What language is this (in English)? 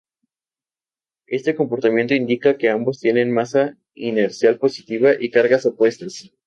Spanish